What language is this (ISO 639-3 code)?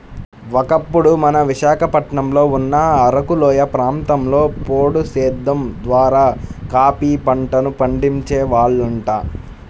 tel